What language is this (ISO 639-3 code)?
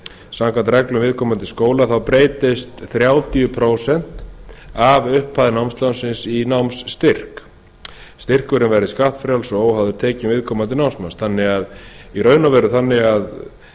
isl